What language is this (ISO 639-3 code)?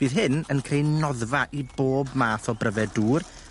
cym